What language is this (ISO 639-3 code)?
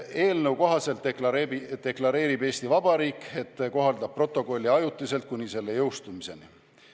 est